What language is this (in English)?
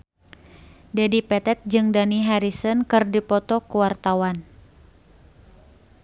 Sundanese